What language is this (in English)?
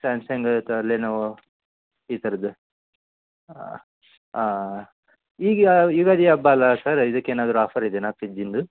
Kannada